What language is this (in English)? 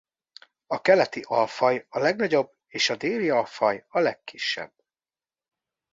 Hungarian